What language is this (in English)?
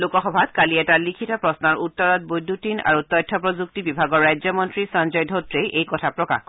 Assamese